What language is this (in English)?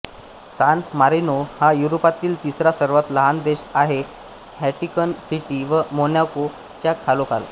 Marathi